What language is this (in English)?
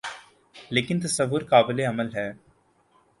Urdu